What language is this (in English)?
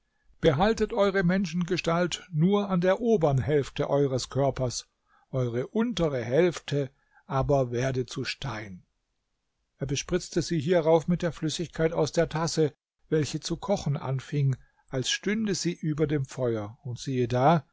German